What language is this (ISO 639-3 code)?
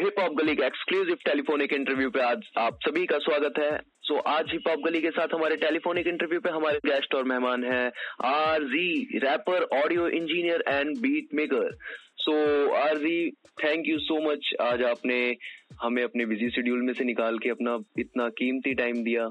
hin